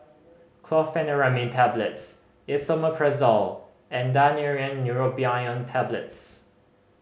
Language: English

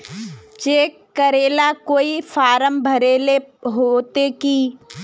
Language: Magahi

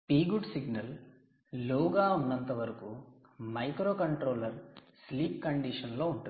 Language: Telugu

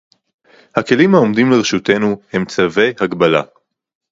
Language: Hebrew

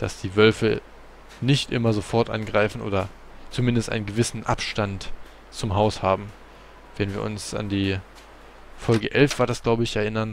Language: German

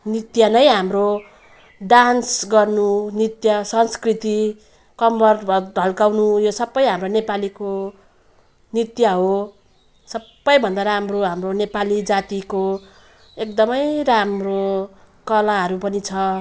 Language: Nepali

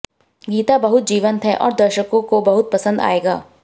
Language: Hindi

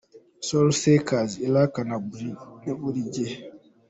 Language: Kinyarwanda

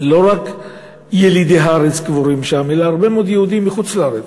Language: Hebrew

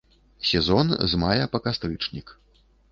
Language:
Belarusian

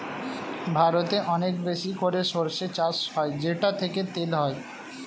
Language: Bangla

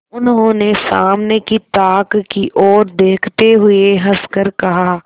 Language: Hindi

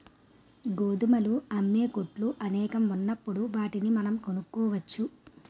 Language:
Telugu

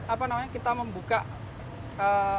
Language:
Indonesian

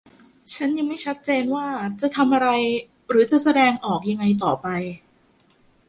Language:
Thai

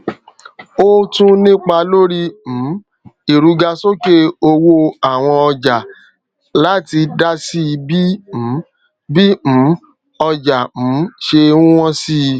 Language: Yoruba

